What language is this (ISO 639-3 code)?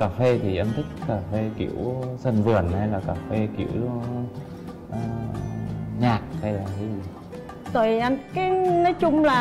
vie